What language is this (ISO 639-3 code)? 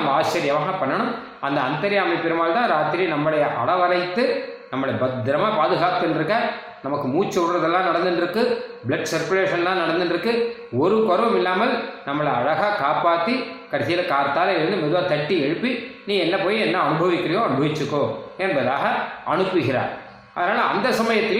tam